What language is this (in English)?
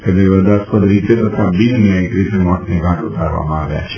Gujarati